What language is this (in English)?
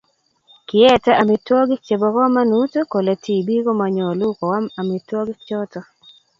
Kalenjin